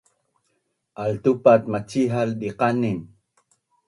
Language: Bunun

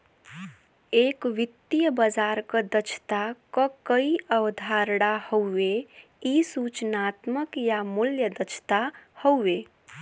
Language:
Bhojpuri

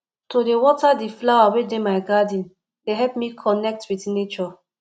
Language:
Nigerian Pidgin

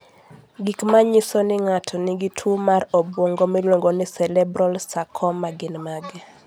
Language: Luo (Kenya and Tanzania)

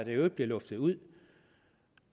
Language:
Danish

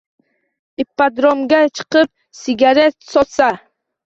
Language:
Uzbek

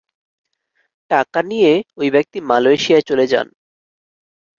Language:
Bangla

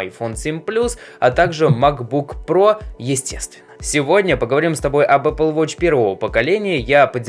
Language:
Russian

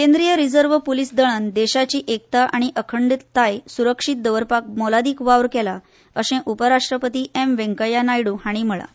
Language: Konkani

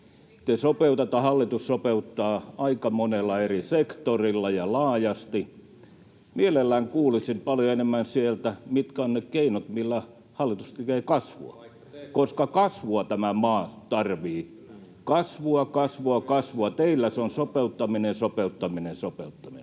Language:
Finnish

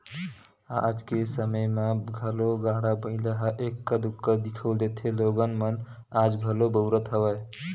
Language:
Chhattisgarhi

